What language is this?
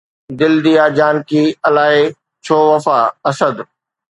Sindhi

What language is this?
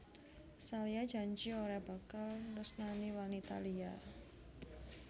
Javanese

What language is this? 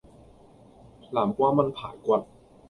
Cantonese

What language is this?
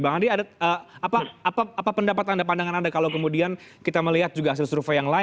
Indonesian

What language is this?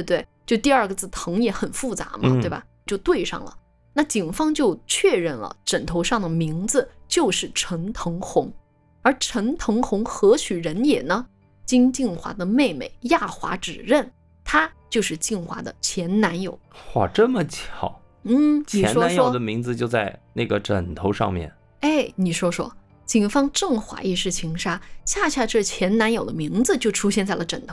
Chinese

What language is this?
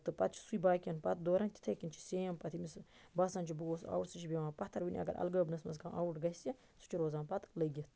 Kashmiri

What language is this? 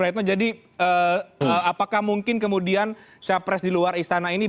Indonesian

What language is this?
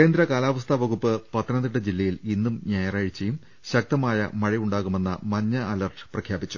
Malayalam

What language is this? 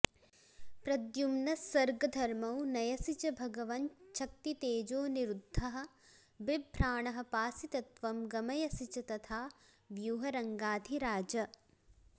Sanskrit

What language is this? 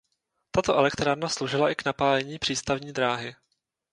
Czech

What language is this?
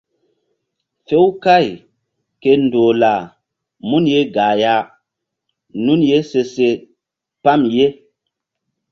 Mbum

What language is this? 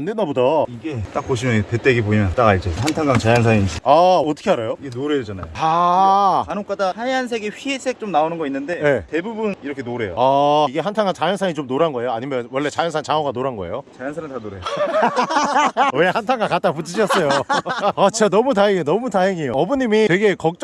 Korean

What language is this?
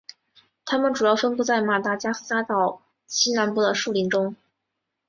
Chinese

